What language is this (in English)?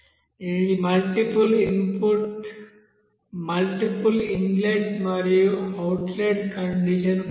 Telugu